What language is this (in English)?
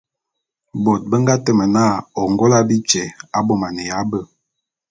Bulu